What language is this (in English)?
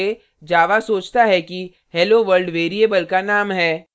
Hindi